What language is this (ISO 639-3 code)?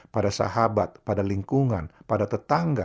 ind